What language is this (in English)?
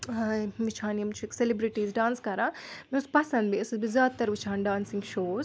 Kashmiri